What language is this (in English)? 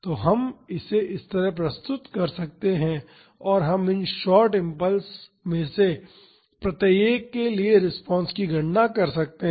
Hindi